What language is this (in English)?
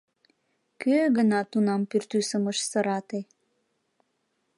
Mari